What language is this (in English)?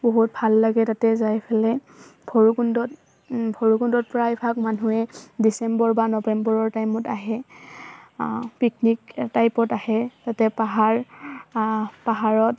Assamese